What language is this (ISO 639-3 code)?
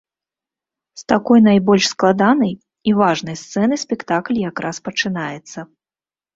bel